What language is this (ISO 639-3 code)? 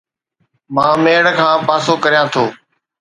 snd